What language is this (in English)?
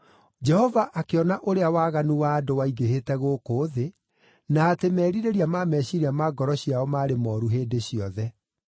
Kikuyu